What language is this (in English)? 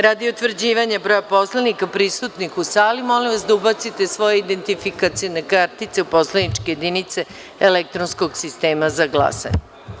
Serbian